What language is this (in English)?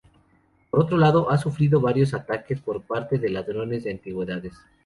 Spanish